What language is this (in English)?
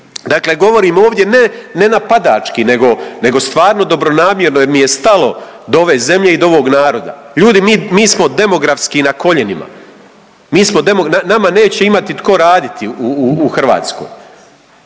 Croatian